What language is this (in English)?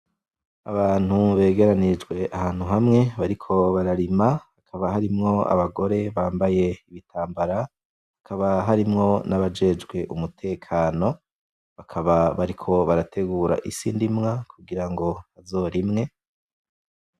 Rundi